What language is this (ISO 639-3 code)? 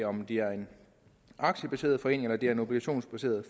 dan